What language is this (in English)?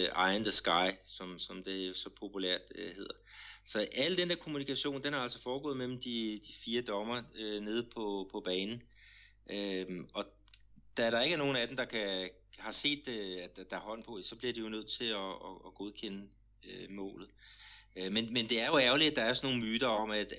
Danish